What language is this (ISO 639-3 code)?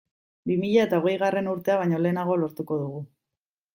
eus